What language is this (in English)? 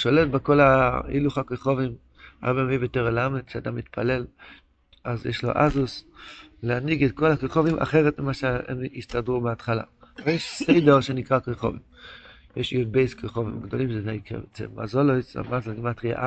Hebrew